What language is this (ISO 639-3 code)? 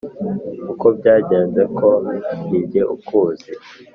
kin